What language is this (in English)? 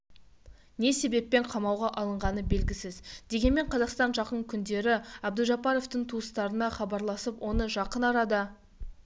Kazakh